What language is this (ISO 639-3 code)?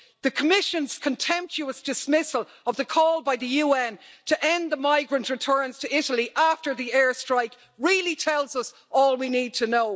eng